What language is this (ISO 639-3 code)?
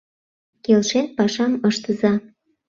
chm